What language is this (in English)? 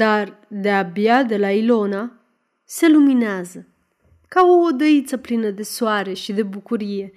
Romanian